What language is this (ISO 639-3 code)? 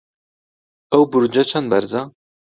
ckb